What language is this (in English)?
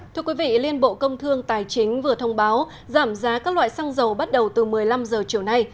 Vietnamese